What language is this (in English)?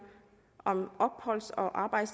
Danish